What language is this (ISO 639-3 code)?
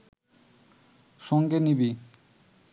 ben